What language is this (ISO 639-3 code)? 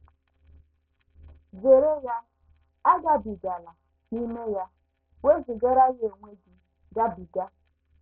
ibo